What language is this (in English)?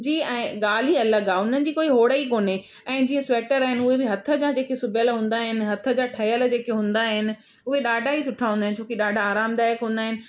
Sindhi